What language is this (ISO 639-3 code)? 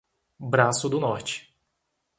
por